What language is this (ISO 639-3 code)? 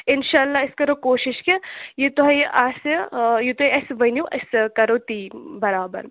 kas